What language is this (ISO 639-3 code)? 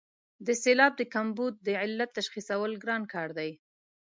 pus